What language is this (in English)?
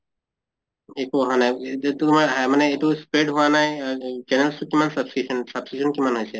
Assamese